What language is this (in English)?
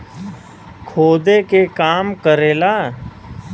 Bhojpuri